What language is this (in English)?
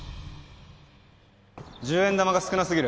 Japanese